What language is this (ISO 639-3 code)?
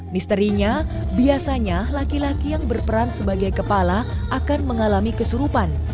ind